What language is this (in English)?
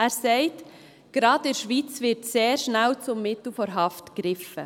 Swiss German